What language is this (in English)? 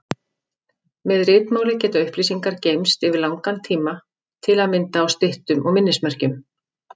Icelandic